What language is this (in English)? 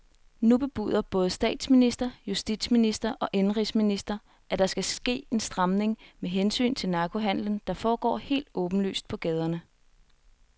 Danish